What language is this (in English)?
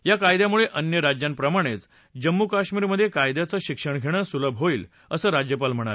Marathi